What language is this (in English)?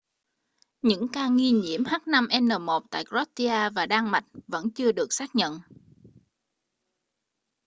Vietnamese